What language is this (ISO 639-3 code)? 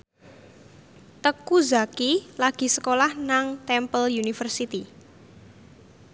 jav